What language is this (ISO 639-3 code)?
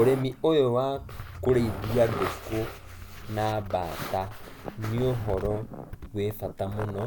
kik